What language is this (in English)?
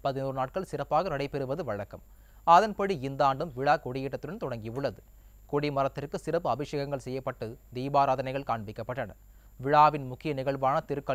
Romanian